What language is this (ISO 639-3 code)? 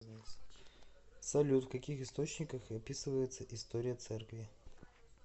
rus